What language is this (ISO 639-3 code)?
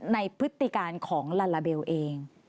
tha